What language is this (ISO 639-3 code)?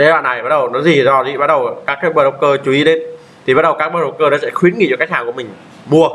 vie